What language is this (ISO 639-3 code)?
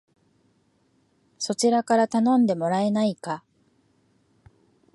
jpn